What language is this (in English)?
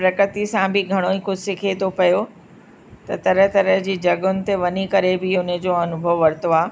Sindhi